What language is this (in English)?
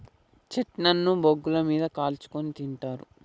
Telugu